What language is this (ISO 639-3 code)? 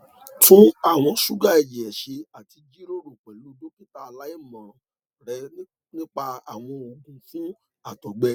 yor